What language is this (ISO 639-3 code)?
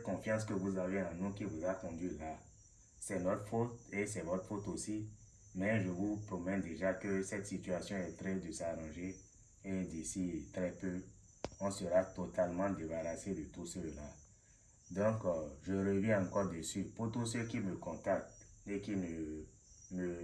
fra